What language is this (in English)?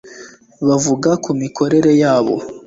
Kinyarwanda